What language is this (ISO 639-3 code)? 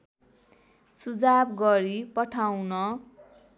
nep